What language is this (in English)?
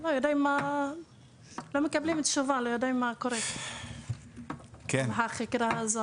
Hebrew